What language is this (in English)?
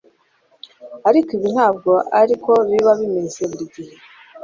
Kinyarwanda